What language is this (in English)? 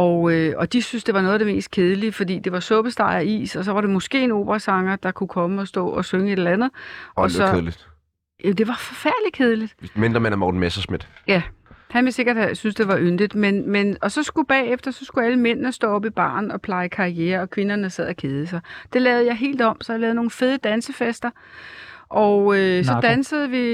Danish